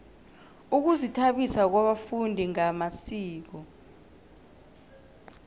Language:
South Ndebele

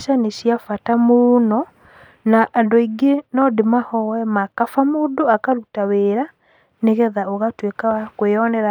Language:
Kikuyu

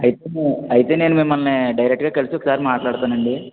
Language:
Telugu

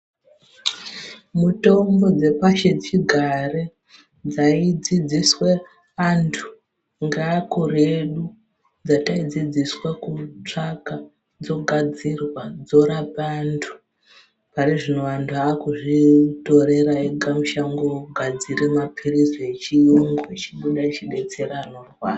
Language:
Ndau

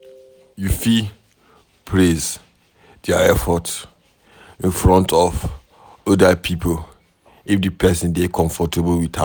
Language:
Nigerian Pidgin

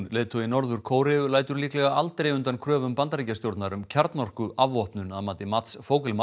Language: Icelandic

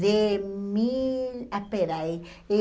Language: Portuguese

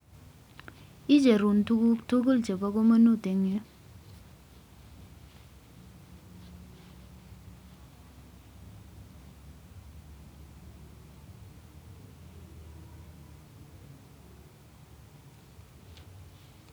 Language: Kalenjin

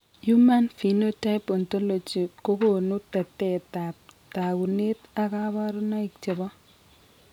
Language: Kalenjin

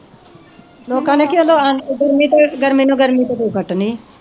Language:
Punjabi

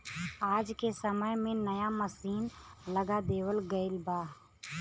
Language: Bhojpuri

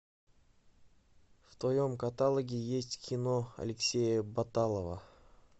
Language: Russian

